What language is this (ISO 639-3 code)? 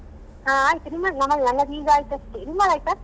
kan